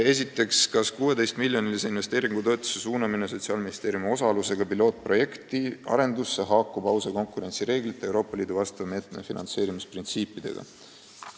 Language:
Estonian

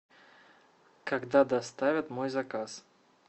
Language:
Russian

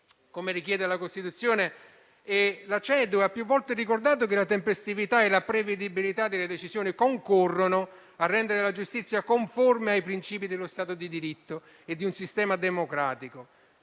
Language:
Italian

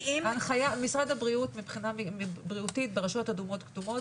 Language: Hebrew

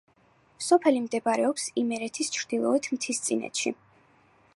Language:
Georgian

